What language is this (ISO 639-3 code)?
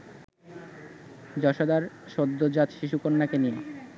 ben